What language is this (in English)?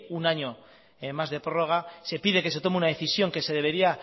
Spanish